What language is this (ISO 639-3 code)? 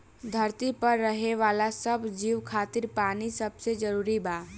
bho